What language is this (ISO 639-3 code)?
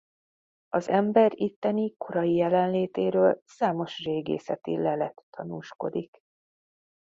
hun